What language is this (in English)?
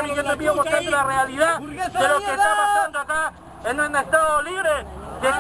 Spanish